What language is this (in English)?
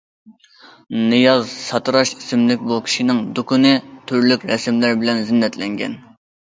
Uyghur